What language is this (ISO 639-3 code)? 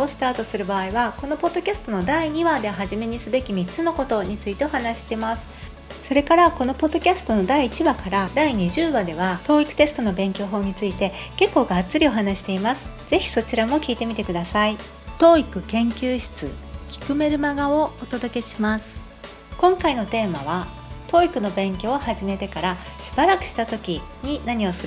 jpn